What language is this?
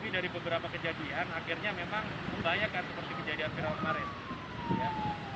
Indonesian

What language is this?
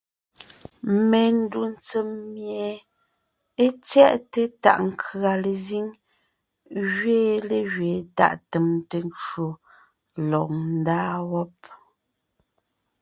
Ngiemboon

